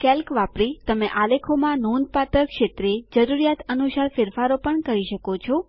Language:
Gujarati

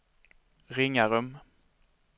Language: Swedish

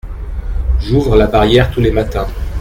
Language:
French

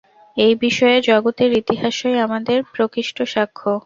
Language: Bangla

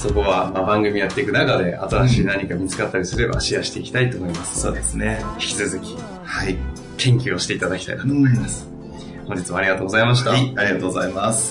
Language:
Japanese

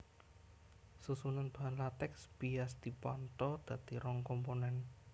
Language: Javanese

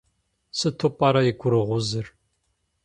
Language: Kabardian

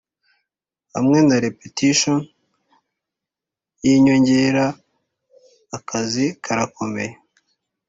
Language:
Kinyarwanda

